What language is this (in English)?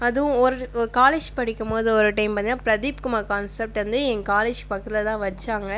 Tamil